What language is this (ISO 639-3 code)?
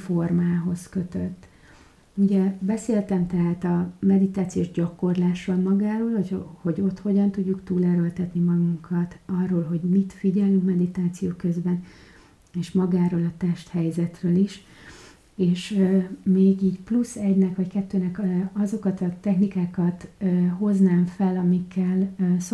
hun